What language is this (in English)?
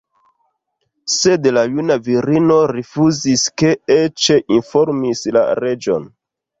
Esperanto